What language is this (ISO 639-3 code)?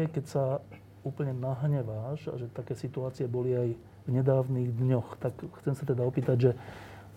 slk